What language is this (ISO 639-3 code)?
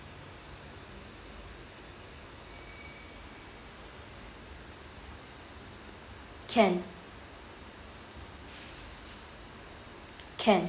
eng